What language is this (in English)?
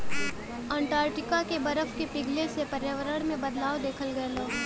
Bhojpuri